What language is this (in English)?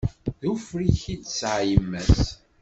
Kabyle